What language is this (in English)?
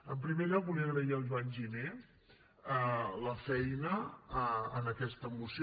Catalan